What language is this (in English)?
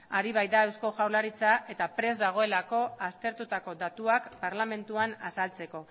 Basque